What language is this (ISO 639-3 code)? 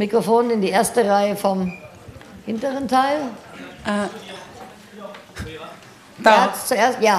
deu